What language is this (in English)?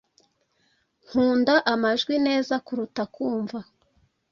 Kinyarwanda